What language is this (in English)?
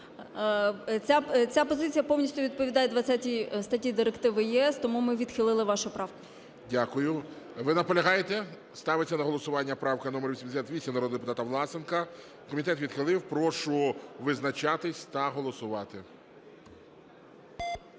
Ukrainian